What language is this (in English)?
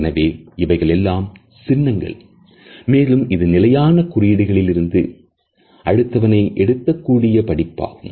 Tamil